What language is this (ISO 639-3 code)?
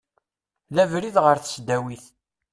kab